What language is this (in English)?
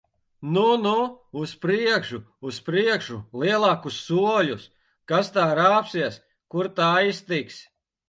Latvian